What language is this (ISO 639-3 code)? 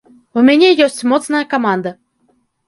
bel